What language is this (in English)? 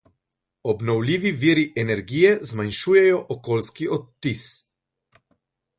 Slovenian